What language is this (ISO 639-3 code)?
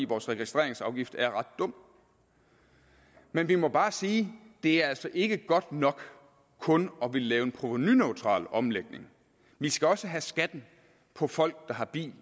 dan